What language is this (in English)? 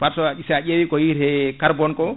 Fula